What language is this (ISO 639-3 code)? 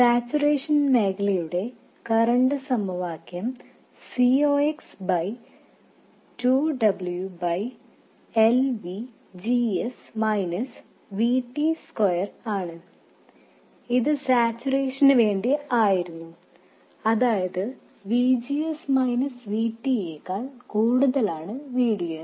mal